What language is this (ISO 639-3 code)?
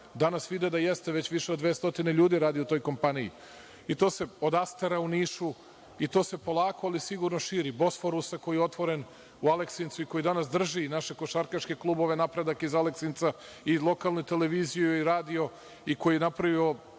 srp